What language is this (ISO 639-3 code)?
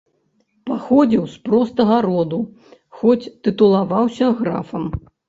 bel